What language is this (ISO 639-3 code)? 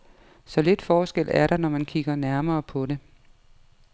dan